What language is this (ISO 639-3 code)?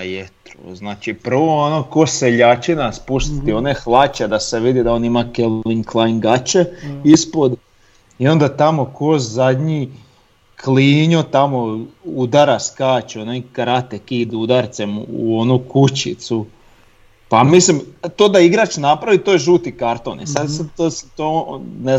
hrv